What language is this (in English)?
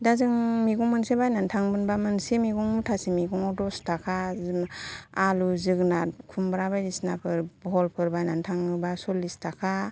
Bodo